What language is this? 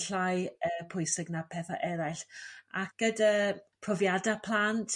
Welsh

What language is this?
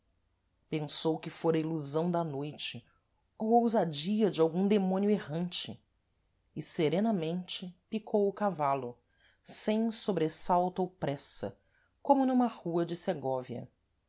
Portuguese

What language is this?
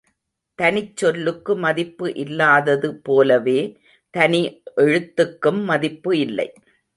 Tamil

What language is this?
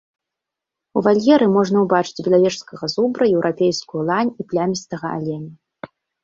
Belarusian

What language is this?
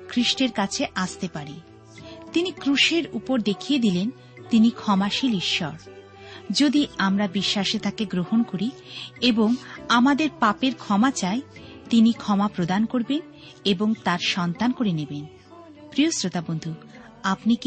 Bangla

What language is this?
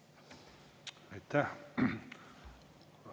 Estonian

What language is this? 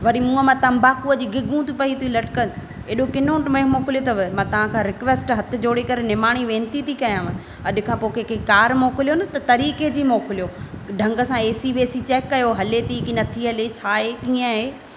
Sindhi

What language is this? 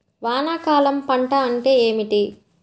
Telugu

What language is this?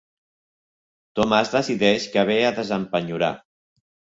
Catalan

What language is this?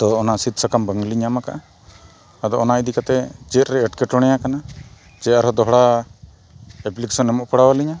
Santali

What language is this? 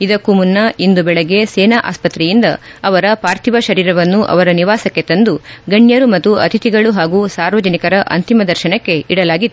Kannada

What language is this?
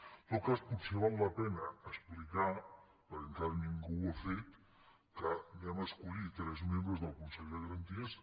Catalan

